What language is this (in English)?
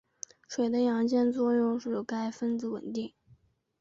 Chinese